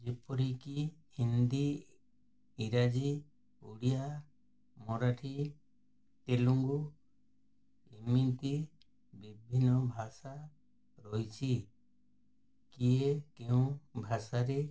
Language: Odia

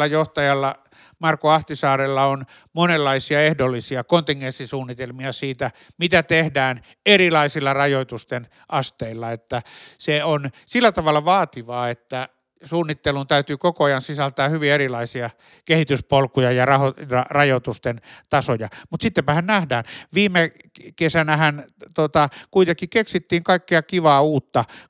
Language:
Finnish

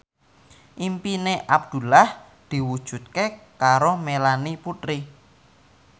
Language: Javanese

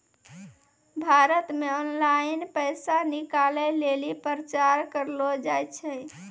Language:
Maithili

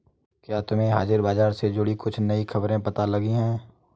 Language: Hindi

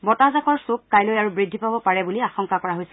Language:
Assamese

